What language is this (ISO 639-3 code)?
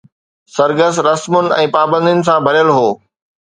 snd